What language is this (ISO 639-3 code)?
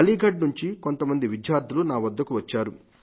tel